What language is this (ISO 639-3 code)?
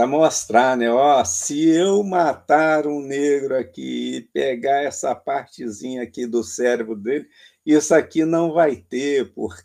por